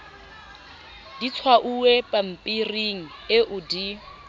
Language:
Southern Sotho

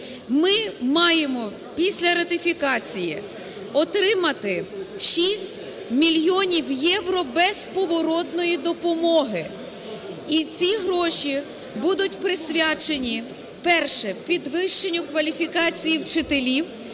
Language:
Ukrainian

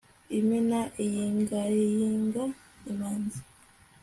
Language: Kinyarwanda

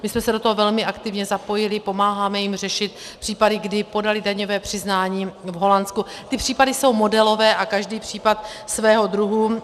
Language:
Czech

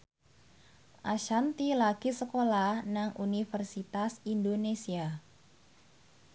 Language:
Javanese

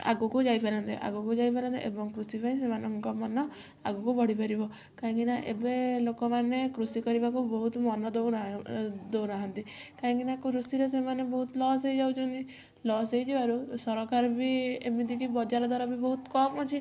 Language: Odia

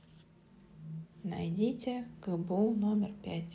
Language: Russian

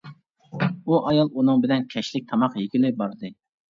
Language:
Uyghur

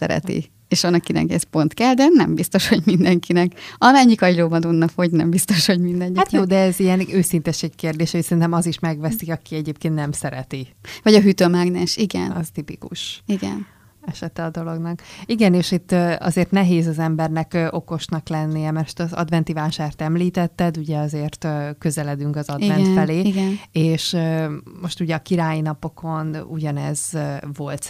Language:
Hungarian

